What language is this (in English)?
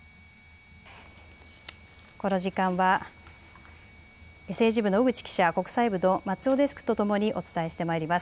Japanese